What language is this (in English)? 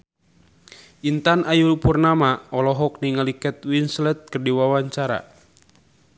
Sundanese